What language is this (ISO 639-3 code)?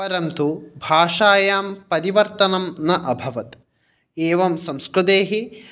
san